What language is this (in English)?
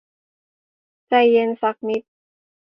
Thai